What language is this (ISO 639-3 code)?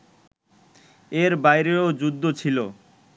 ben